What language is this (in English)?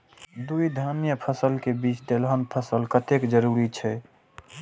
Maithili